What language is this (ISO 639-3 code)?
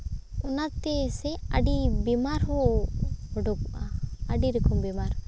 sat